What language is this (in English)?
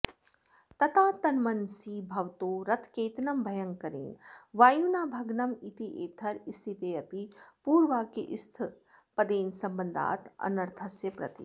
Sanskrit